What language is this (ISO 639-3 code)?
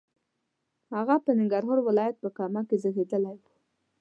pus